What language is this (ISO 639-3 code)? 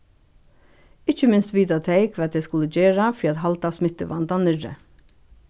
fao